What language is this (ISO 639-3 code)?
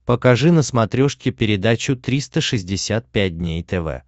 rus